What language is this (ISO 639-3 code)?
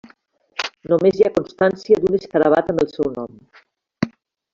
cat